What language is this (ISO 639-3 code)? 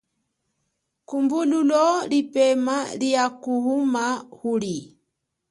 cjk